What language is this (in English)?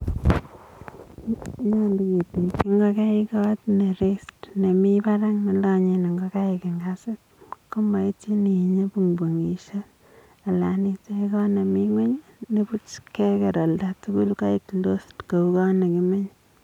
Kalenjin